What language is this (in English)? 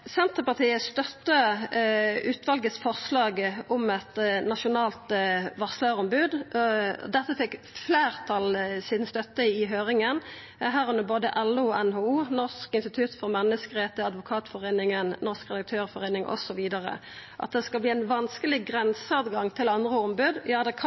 Norwegian Nynorsk